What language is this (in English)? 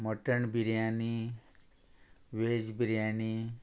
Konkani